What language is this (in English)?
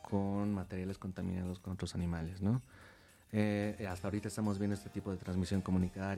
Spanish